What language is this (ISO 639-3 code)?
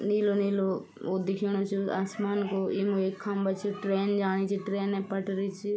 gbm